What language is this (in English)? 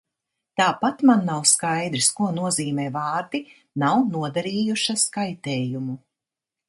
Latvian